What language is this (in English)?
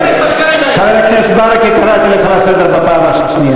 Hebrew